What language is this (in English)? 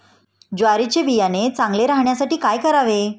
Marathi